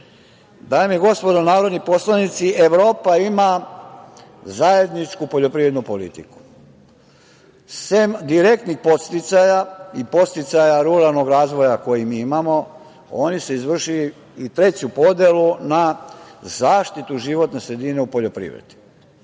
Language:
Serbian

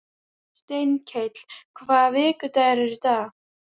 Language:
Icelandic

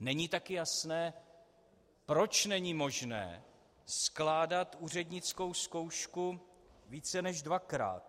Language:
Czech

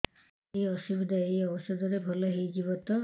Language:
Odia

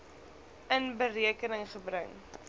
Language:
Afrikaans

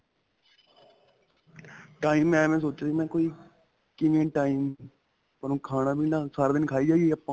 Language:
Punjabi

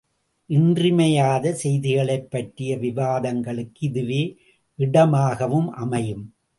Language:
Tamil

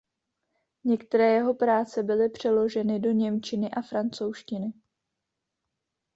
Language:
Czech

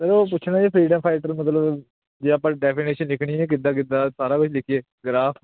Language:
Punjabi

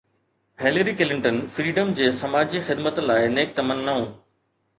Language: Sindhi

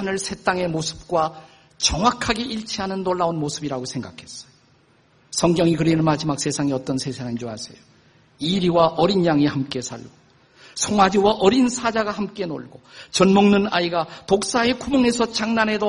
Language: Korean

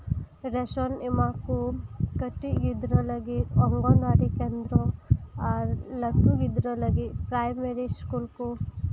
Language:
Santali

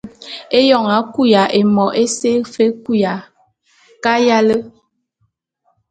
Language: Bulu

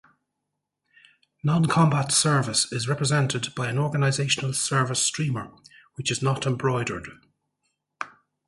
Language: English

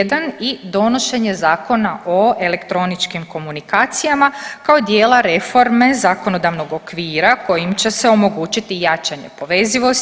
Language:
Croatian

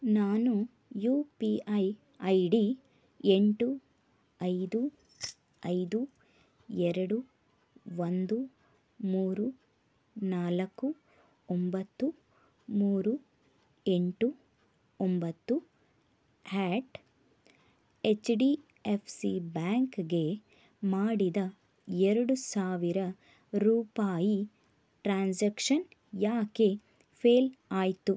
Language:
Kannada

